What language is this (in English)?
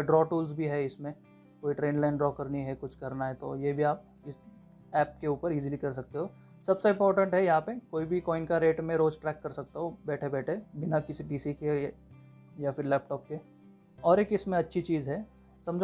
Hindi